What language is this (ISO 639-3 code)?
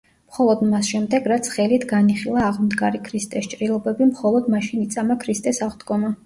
kat